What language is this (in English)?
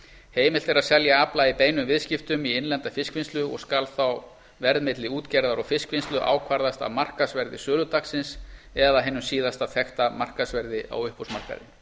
Icelandic